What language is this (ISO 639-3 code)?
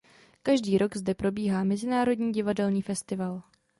ces